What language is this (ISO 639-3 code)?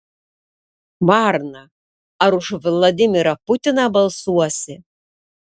lit